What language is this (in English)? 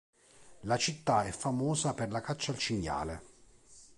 Italian